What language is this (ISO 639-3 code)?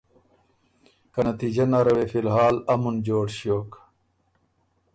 oru